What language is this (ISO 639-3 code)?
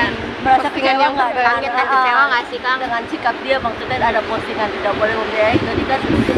ind